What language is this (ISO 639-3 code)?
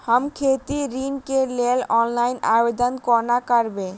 mai